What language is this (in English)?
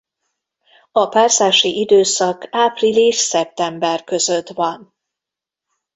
Hungarian